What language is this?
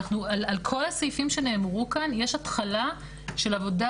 Hebrew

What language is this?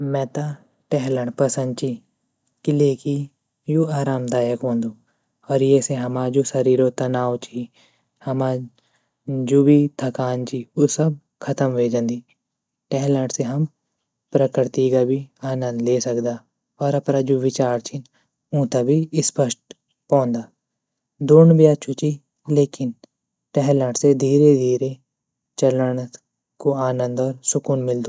Garhwali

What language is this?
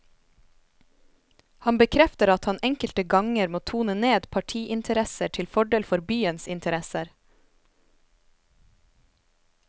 Norwegian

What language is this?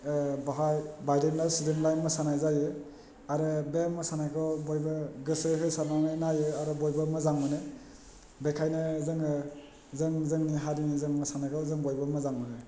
Bodo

